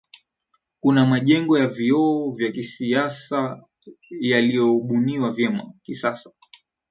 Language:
Swahili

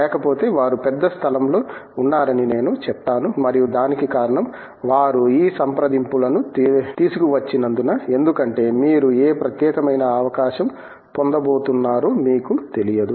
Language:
Telugu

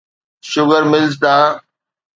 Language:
Sindhi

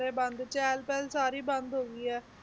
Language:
Punjabi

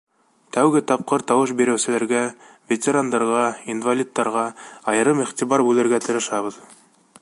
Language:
Bashkir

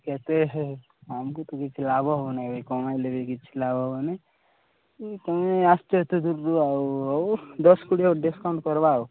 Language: Odia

